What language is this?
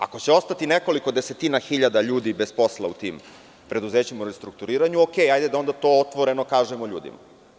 Serbian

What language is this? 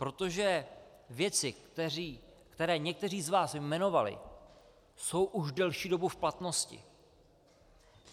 Czech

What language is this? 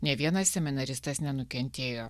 Lithuanian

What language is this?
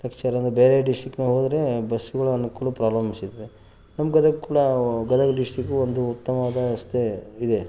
Kannada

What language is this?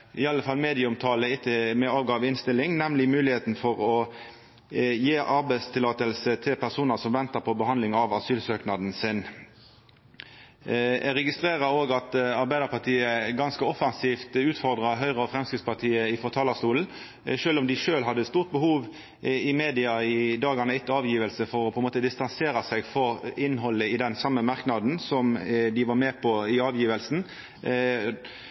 Norwegian Nynorsk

